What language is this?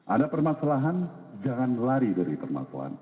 Indonesian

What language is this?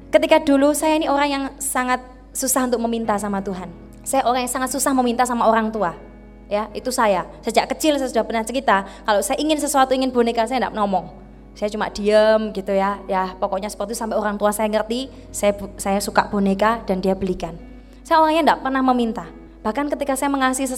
Indonesian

